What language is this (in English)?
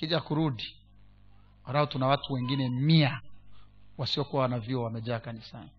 Swahili